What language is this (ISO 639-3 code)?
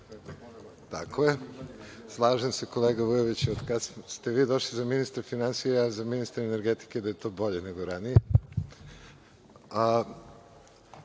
srp